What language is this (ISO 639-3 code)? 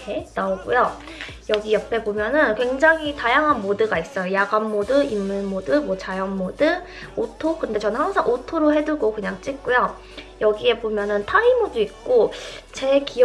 kor